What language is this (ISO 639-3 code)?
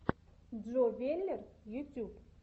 rus